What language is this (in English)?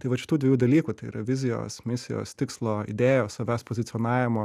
Lithuanian